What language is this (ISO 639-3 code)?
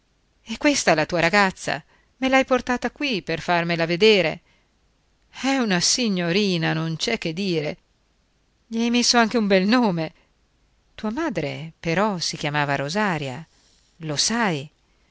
ita